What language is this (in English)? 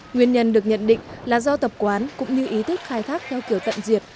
Vietnamese